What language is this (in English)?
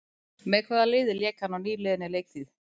Icelandic